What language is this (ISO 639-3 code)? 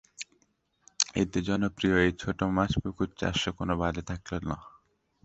ben